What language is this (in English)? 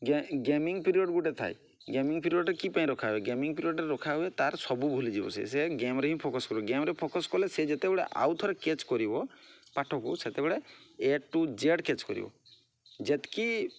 Odia